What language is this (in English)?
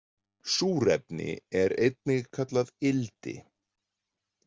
Icelandic